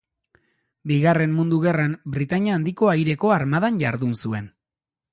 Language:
Basque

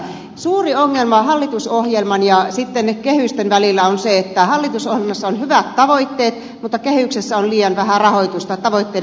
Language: Finnish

